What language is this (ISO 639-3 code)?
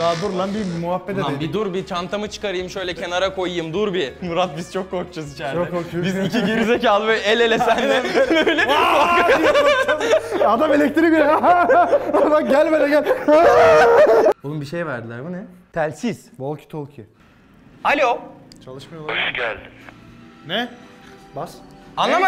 tur